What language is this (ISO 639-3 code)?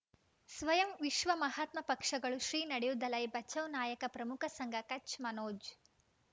kan